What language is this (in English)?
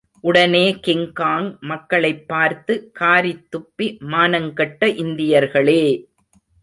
Tamil